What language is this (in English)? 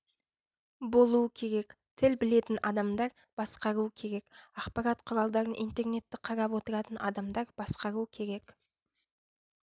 Kazakh